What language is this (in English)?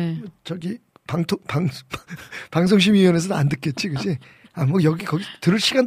Korean